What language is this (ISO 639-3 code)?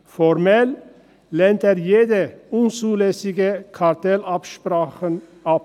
gsw